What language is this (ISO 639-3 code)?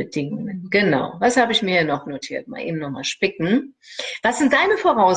deu